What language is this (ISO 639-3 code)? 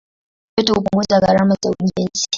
swa